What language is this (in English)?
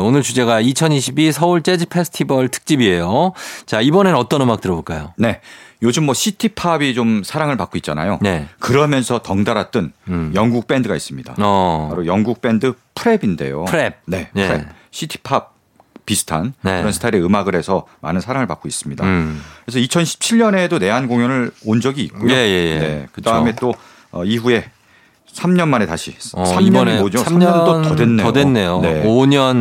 Korean